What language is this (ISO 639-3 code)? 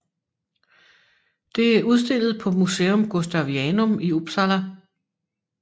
dan